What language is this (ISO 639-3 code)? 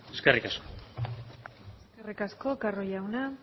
eus